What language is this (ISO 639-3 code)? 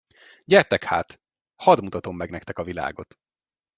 hun